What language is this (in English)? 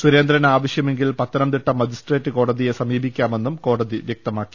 Malayalam